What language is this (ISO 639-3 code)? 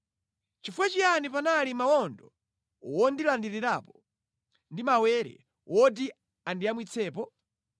nya